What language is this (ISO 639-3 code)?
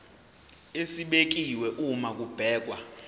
zul